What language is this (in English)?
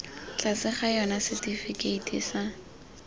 Tswana